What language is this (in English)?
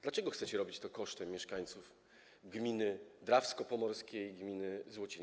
Polish